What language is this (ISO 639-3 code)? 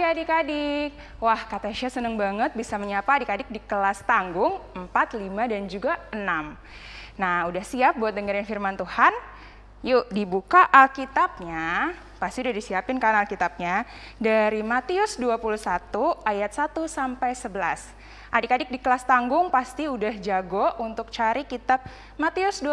ind